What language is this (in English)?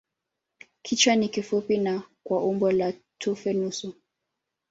Swahili